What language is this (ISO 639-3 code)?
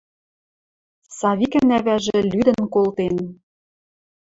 mrj